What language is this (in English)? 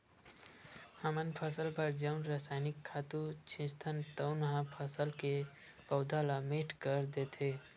Chhattisgarhi